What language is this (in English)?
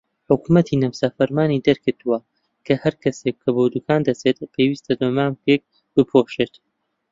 Central Kurdish